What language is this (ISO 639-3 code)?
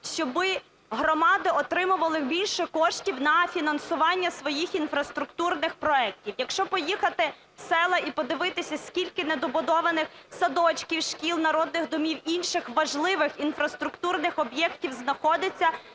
ukr